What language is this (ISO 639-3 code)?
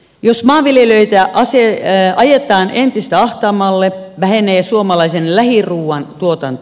fin